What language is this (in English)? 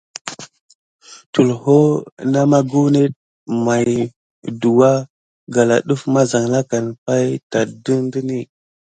Gidar